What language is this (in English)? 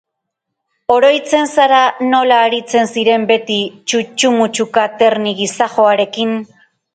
Basque